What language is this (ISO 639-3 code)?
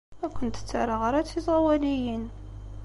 kab